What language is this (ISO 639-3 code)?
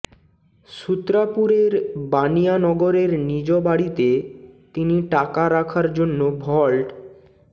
ben